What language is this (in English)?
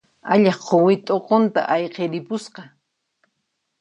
Puno Quechua